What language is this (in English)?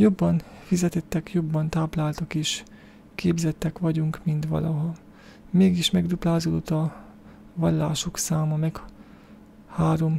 Hungarian